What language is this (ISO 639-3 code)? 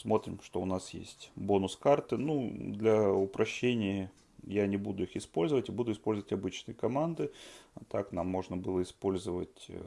rus